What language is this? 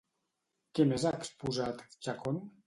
Catalan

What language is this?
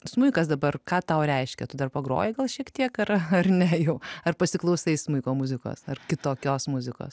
Lithuanian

